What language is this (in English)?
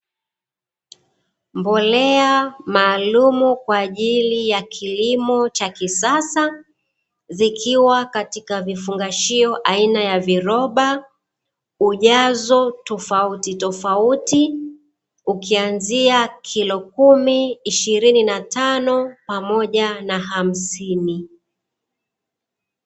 Swahili